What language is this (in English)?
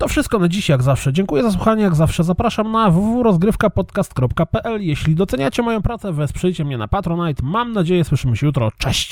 Polish